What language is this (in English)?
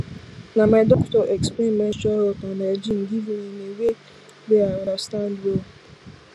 Nigerian Pidgin